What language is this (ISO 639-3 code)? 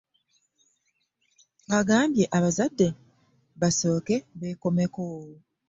lug